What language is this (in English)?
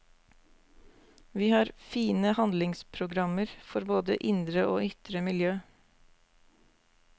Norwegian